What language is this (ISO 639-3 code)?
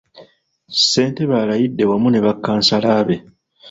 lug